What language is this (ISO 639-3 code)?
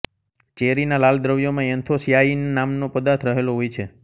guj